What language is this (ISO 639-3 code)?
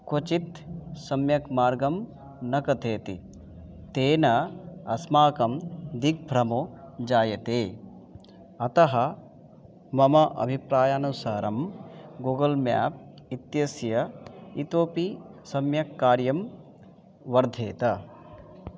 san